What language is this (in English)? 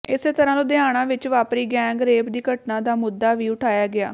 Punjabi